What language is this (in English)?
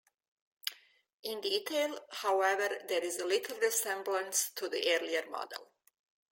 English